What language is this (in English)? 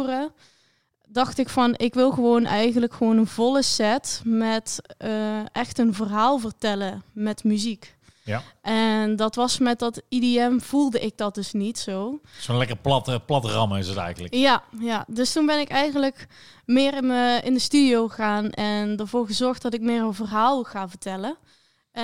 Dutch